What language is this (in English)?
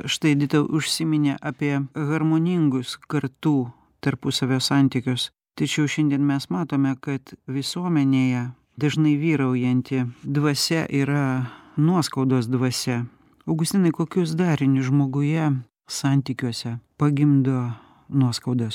Lithuanian